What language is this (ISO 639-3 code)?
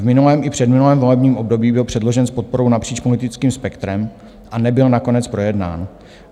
ces